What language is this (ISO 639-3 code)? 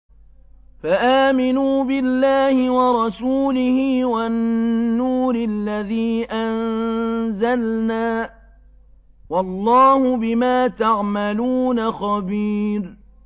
ara